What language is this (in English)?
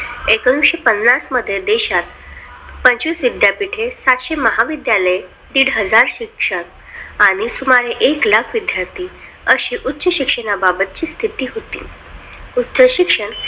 Marathi